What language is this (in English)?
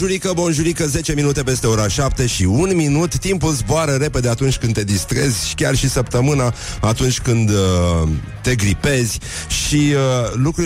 Romanian